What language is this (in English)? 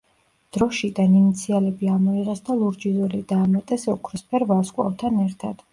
Georgian